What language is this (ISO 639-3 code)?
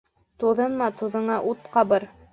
bak